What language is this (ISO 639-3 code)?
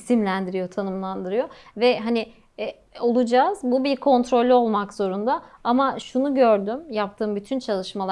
tur